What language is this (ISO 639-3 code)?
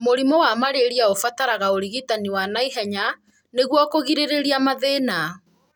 kik